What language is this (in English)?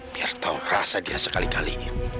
Indonesian